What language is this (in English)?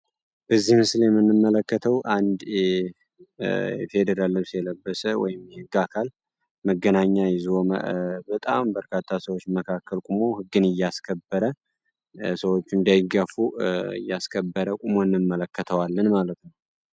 Amharic